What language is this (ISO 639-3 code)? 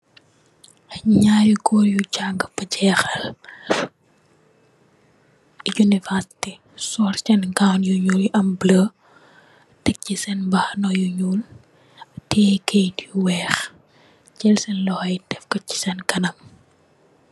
wol